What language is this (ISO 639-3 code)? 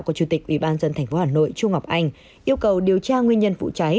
vie